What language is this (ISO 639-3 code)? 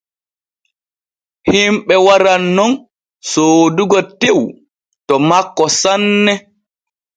fue